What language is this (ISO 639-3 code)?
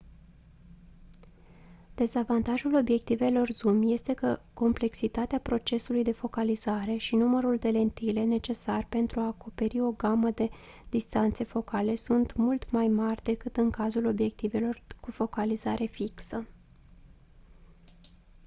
ron